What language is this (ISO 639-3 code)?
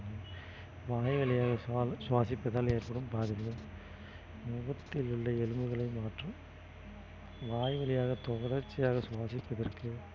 tam